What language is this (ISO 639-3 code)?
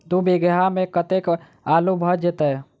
mai